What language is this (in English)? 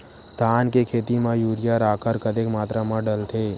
Chhattisgarhi